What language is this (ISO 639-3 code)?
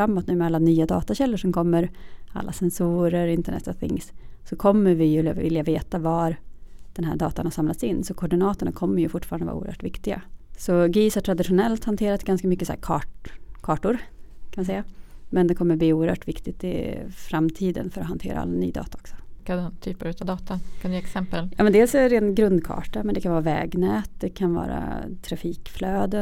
swe